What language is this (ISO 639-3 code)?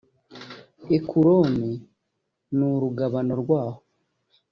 kin